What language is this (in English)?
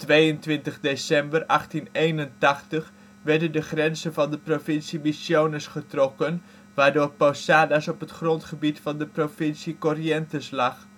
Dutch